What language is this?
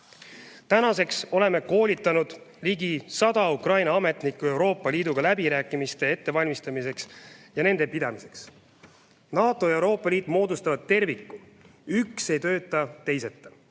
Estonian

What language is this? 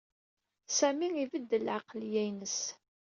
Kabyle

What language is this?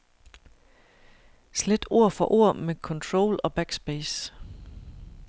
Danish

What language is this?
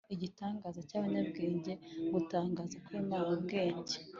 Kinyarwanda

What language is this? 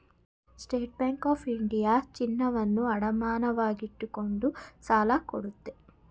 Kannada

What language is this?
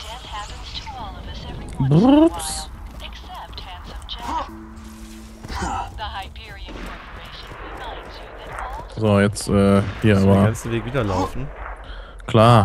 German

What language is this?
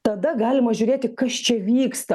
Lithuanian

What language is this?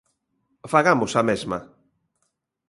Galician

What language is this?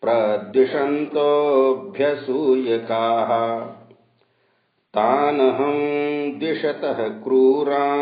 Hindi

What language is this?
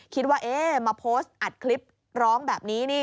Thai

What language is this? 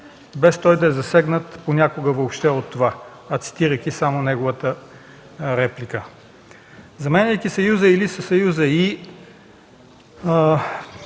Bulgarian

